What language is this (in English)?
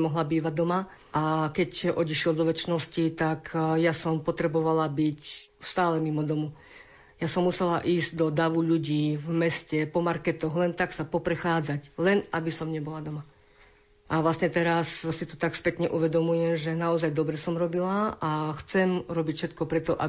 Slovak